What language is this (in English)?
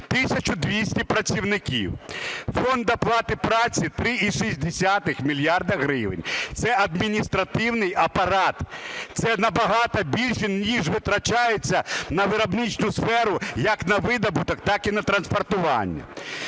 Ukrainian